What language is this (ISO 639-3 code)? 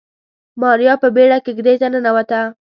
pus